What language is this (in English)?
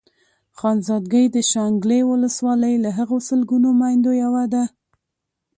Pashto